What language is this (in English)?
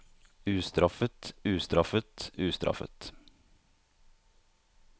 Norwegian